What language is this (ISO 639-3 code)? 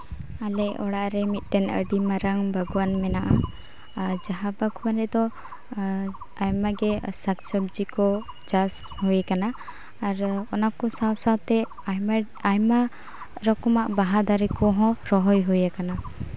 sat